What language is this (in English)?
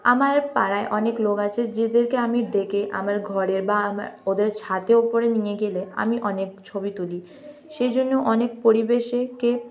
Bangla